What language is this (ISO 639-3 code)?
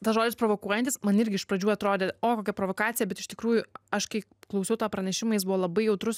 lit